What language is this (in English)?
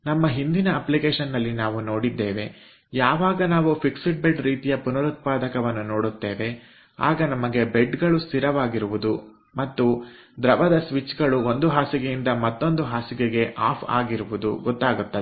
Kannada